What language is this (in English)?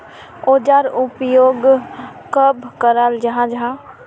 Magahi